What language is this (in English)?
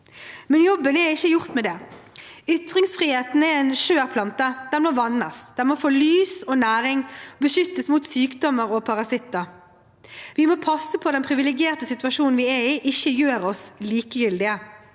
Norwegian